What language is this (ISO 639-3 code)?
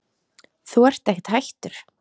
isl